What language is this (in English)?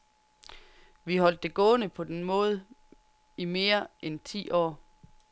Danish